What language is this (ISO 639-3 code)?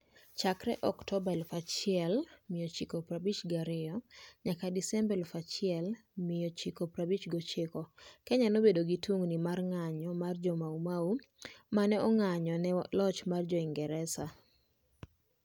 luo